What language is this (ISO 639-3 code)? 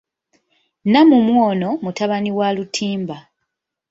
lug